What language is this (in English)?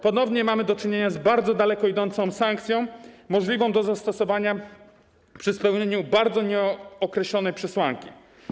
Polish